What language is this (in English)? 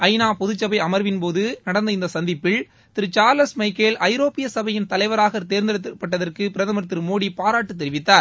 Tamil